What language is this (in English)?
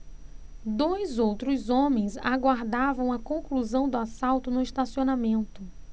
Portuguese